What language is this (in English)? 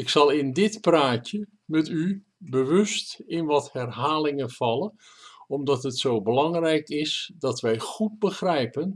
Dutch